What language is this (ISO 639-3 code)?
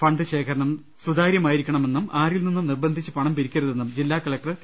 mal